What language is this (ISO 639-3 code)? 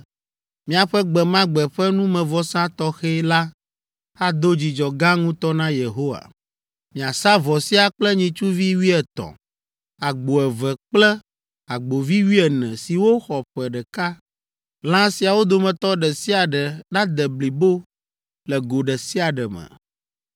ewe